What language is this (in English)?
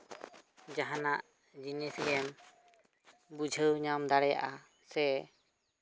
Santali